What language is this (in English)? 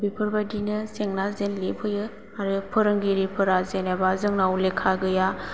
Bodo